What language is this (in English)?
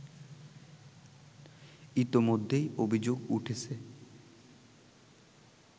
Bangla